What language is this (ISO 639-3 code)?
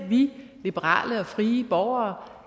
dan